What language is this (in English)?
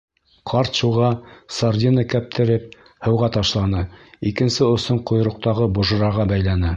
Bashkir